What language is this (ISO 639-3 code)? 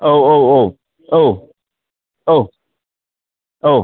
brx